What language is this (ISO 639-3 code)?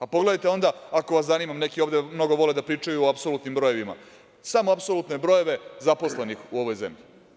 srp